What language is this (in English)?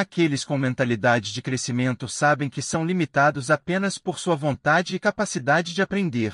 Portuguese